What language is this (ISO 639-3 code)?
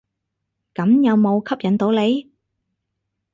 yue